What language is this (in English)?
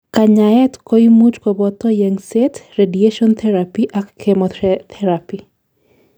Kalenjin